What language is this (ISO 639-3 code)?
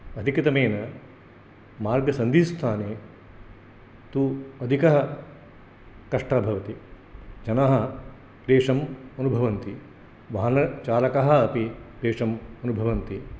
san